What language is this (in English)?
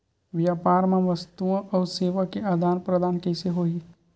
Chhattisgarhi